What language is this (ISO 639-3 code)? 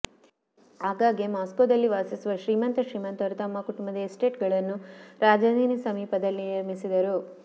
kan